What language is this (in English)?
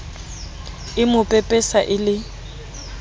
Southern Sotho